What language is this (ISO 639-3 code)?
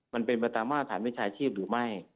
tha